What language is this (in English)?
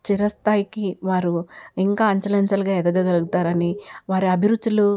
Telugu